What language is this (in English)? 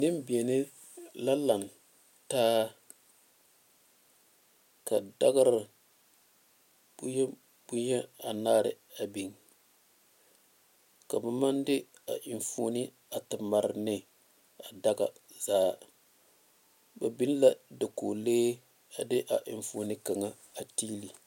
Southern Dagaare